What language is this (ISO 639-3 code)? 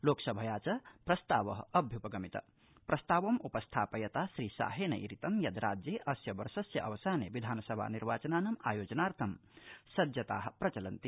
san